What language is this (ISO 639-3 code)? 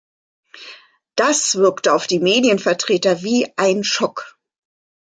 deu